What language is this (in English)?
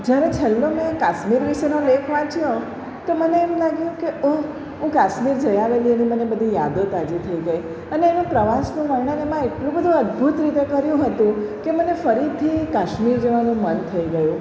Gujarati